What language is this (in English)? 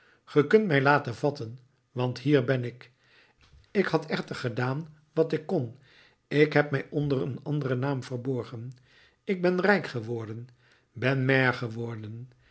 Dutch